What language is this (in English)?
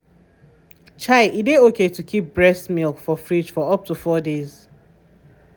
Nigerian Pidgin